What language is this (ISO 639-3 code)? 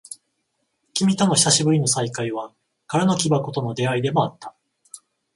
jpn